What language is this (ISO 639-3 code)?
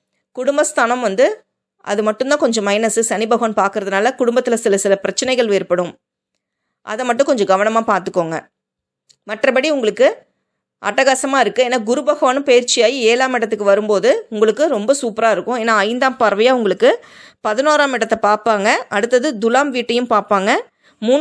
tam